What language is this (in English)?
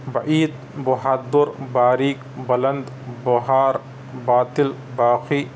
Urdu